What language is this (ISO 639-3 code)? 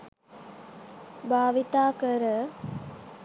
sin